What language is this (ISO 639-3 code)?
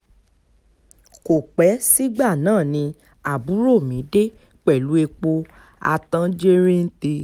yor